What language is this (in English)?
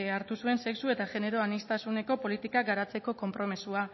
Basque